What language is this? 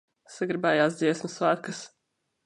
Latvian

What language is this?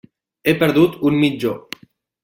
Catalan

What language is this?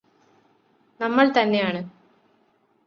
Malayalam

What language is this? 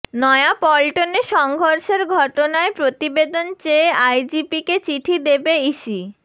Bangla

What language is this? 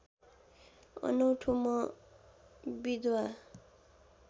Nepali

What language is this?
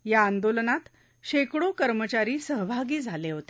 Marathi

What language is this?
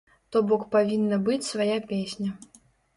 Belarusian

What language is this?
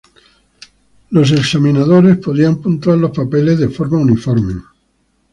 Spanish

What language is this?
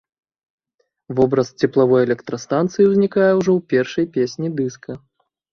Belarusian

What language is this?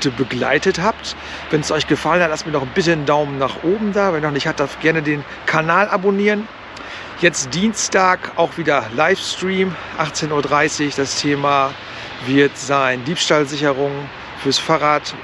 German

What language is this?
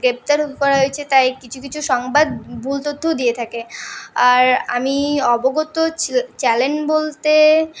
Bangla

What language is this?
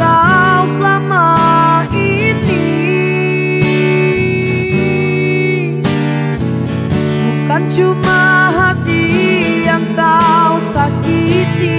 Indonesian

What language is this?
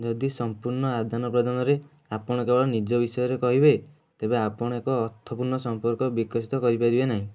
Odia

